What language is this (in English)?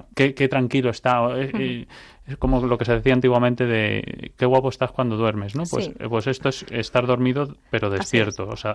Spanish